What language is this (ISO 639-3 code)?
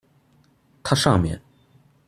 zho